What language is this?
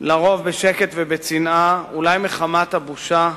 Hebrew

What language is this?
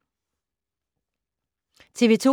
Danish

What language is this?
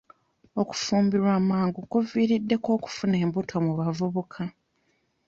Ganda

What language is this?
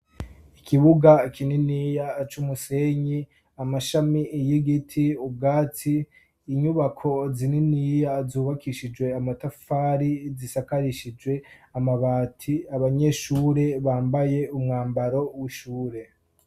Rundi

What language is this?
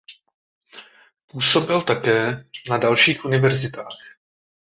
Czech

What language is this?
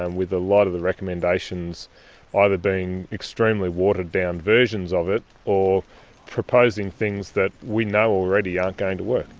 English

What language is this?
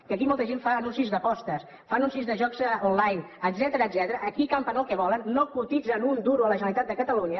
Catalan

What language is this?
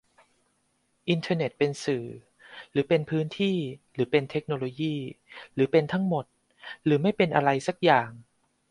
Thai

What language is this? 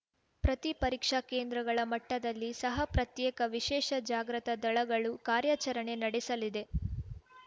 Kannada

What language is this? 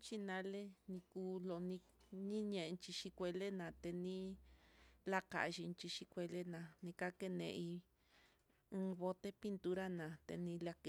Mitlatongo Mixtec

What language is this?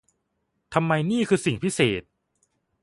Thai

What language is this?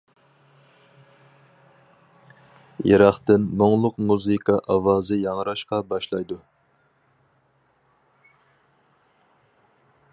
Uyghur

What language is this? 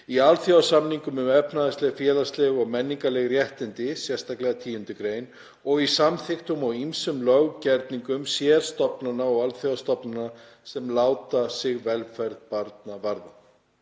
Icelandic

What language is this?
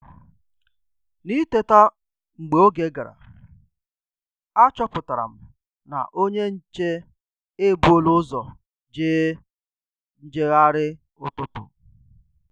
Igbo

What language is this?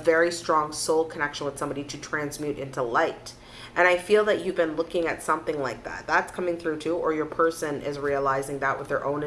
English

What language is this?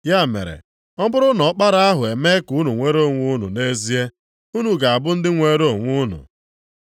Igbo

